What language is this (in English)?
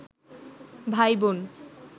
Bangla